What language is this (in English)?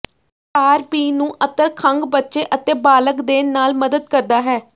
Punjabi